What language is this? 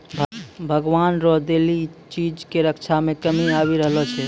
Maithili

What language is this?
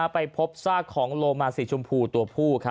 Thai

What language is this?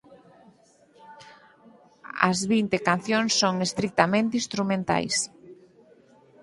Galician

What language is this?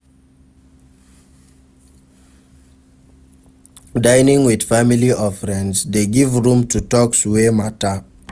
Nigerian Pidgin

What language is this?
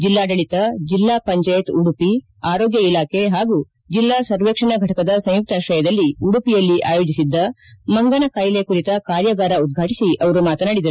Kannada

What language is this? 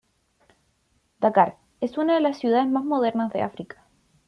Spanish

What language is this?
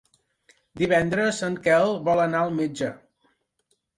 Catalan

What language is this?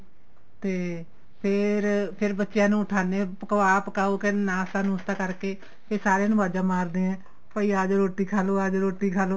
Punjabi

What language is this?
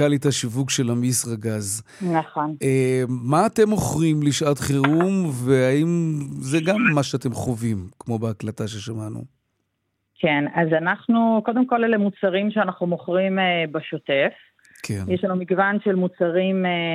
Hebrew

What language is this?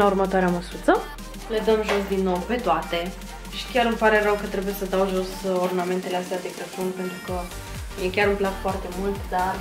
Romanian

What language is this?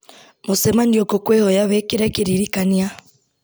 Kikuyu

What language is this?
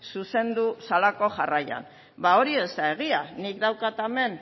Basque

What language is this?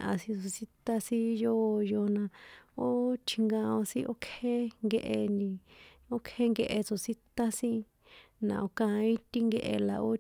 San Juan Atzingo Popoloca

